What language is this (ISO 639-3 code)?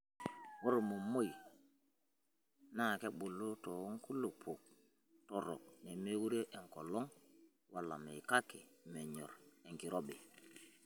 mas